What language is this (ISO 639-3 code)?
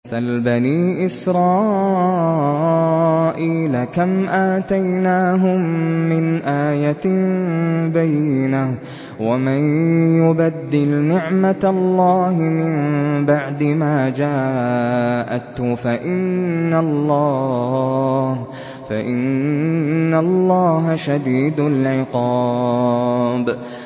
ara